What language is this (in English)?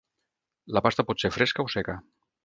Catalan